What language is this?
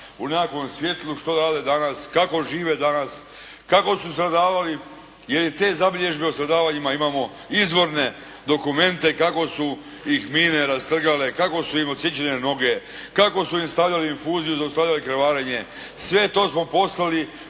Croatian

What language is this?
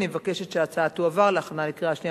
Hebrew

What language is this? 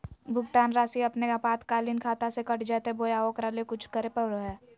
Magahi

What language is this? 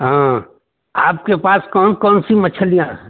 Hindi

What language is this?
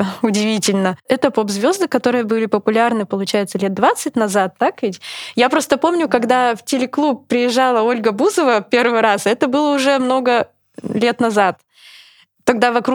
Russian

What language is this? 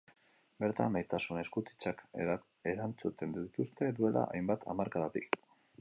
Basque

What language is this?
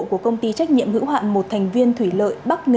Vietnamese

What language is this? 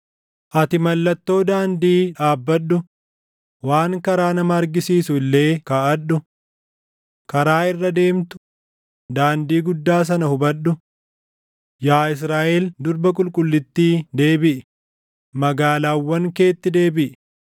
Oromo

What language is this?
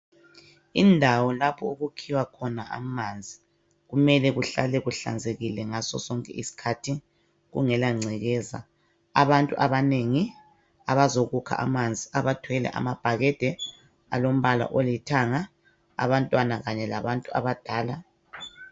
North Ndebele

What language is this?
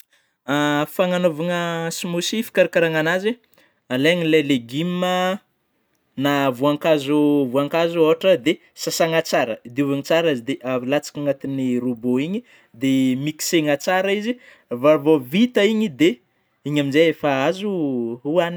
Northern Betsimisaraka Malagasy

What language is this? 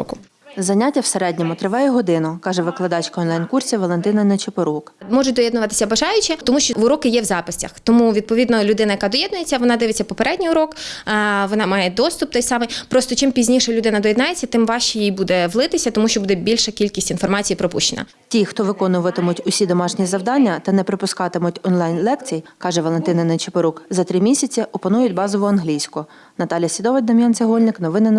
Ukrainian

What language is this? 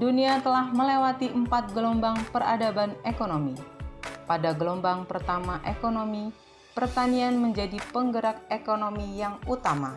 Indonesian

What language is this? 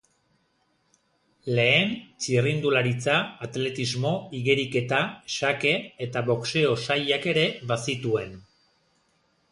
Basque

